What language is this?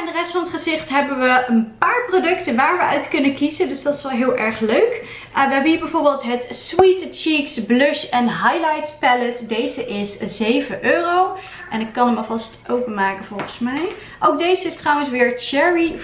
Dutch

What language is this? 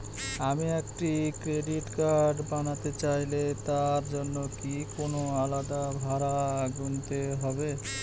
Bangla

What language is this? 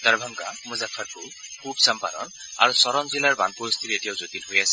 Assamese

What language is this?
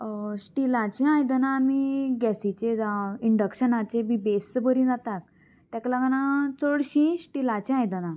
Konkani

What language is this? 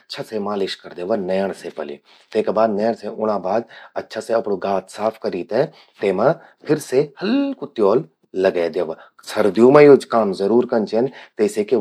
Garhwali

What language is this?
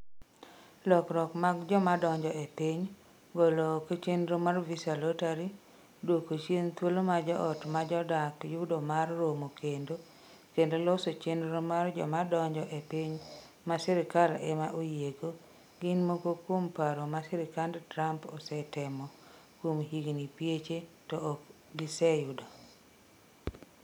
Luo (Kenya and Tanzania)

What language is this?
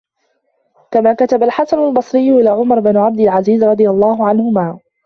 Arabic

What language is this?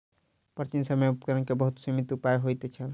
Maithili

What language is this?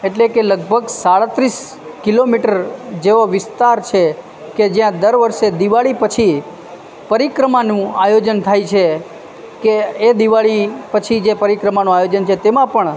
Gujarati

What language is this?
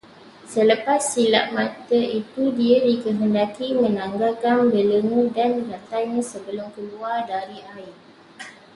Malay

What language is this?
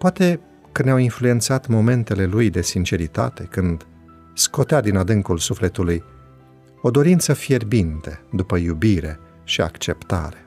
Romanian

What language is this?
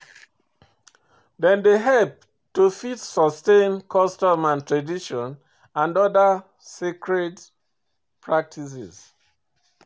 Nigerian Pidgin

